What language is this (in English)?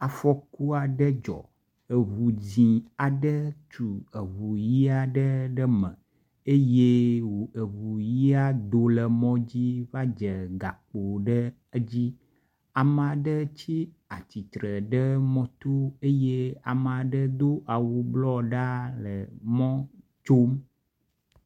Ewe